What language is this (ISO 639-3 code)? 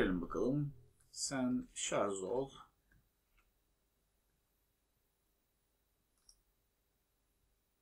tur